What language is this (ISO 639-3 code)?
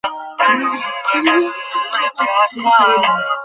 ben